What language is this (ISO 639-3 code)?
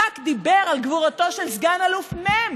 heb